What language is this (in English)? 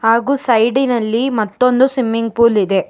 Kannada